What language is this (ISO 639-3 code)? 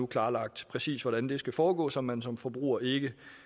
dan